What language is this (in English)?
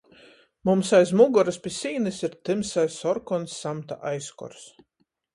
Latgalian